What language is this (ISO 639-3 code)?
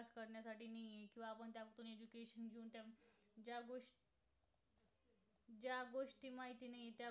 mar